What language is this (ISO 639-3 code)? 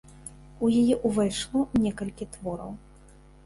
bel